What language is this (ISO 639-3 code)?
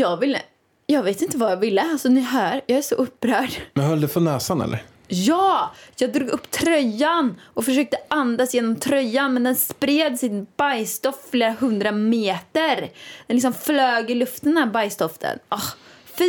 swe